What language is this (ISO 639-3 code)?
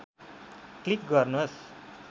nep